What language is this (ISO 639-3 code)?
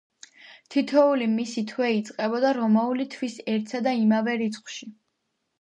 kat